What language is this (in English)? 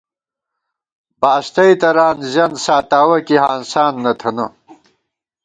Gawar-Bati